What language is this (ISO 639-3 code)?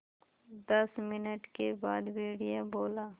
hin